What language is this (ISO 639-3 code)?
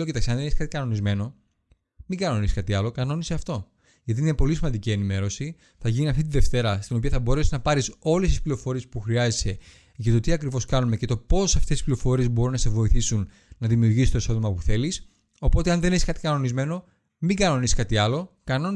ell